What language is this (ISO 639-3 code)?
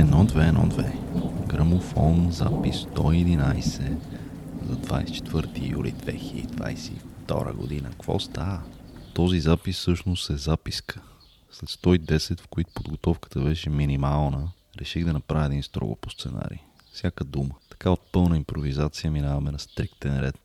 bul